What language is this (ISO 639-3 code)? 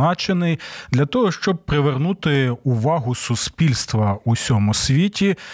ukr